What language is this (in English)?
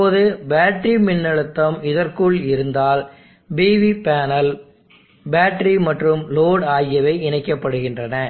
Tamil